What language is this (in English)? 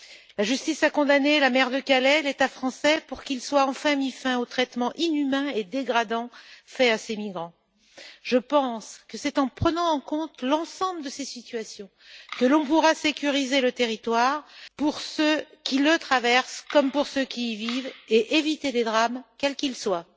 French